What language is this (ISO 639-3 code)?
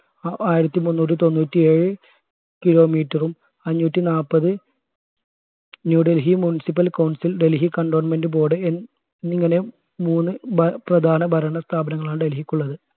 mal